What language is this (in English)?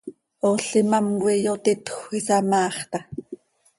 Seri